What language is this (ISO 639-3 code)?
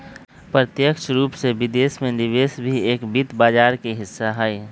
mag